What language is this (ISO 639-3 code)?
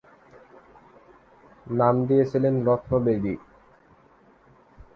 ben